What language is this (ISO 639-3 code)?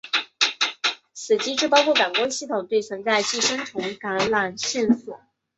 zho